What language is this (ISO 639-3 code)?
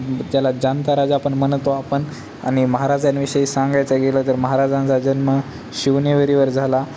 mar